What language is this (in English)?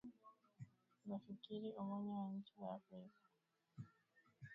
Swahili